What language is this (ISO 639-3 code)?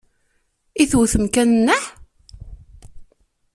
kab